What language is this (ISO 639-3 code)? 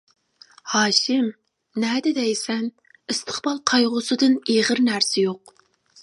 uig